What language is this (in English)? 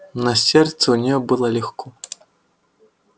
Russian